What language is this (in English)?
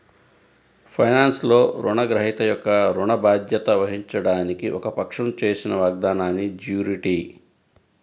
Telugu